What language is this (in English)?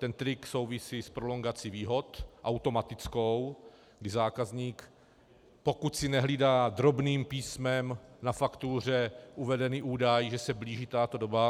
Czech